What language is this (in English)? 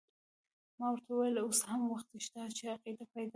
Pashto